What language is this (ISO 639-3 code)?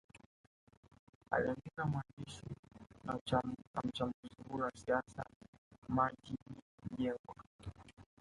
swa